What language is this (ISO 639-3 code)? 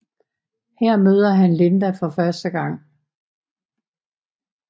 dan